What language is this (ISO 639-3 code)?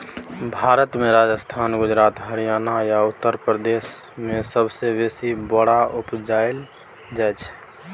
mai